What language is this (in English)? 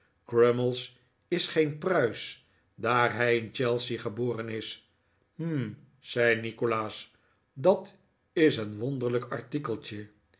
Dutch